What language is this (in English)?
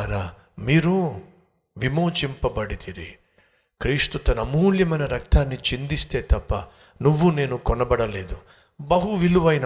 Telugu